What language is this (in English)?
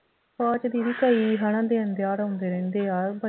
Punjabi